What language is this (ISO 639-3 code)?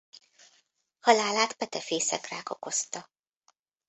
hun